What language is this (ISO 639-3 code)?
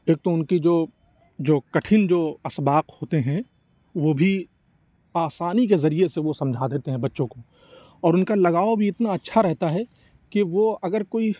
urd